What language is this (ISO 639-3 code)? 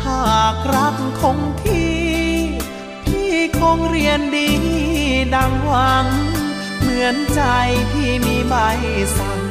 tha